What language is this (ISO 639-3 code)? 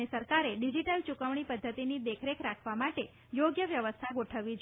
guj